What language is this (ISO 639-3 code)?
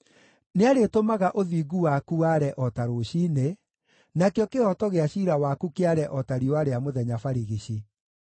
kik